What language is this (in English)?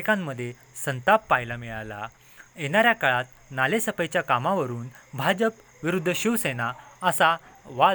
Marathi